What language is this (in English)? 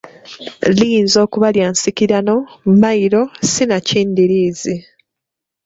Ganda